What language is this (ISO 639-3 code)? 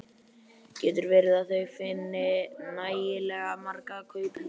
isl